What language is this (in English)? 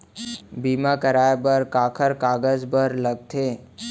Chhattisgarhi